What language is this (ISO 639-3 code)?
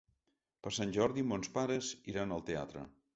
cat